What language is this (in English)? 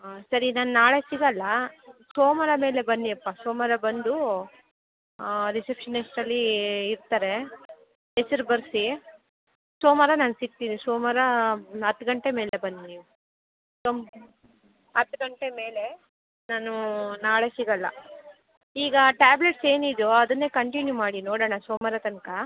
Kannada